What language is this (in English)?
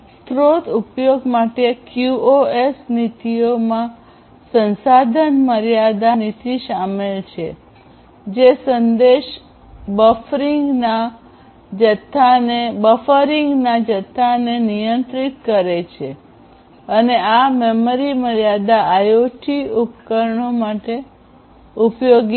Gujarati